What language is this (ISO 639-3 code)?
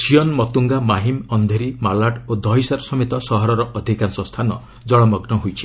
ori